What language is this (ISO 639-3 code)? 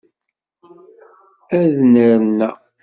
kab